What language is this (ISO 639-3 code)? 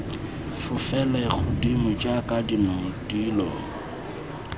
tsn